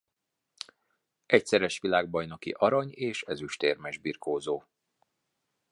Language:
Hungarian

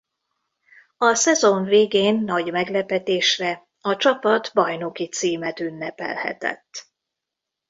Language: Hungarian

